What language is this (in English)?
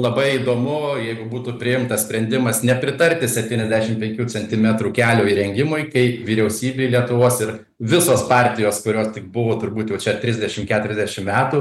Lithuanian